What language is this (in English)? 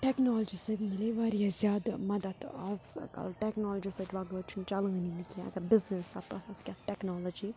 Kashmiri